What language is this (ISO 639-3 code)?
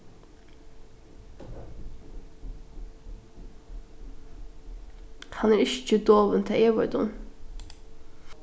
fao